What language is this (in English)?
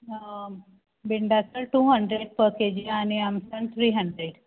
Konkani